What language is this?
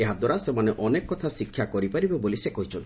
Odia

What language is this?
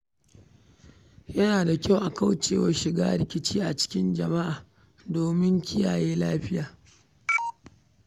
Hausa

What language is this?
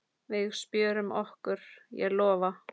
Icelandic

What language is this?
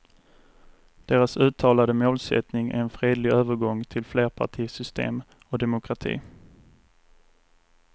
Swedish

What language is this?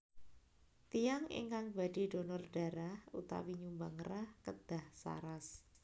Javanese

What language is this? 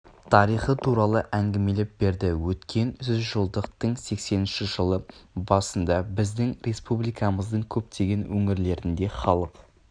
Kazakh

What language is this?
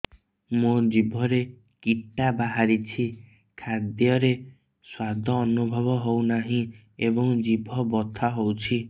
Odia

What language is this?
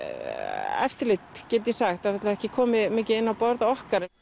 Icelandic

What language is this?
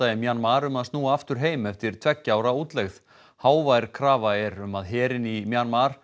Icelandic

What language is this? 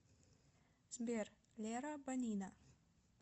Russian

